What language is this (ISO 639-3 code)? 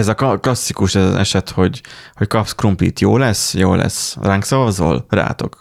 hun